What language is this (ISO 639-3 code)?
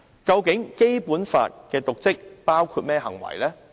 yue